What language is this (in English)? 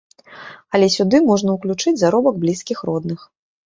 Belarusian